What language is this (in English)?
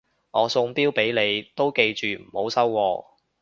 Cantonese